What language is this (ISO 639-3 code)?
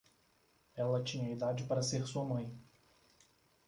por